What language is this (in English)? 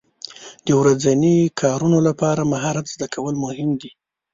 Pashto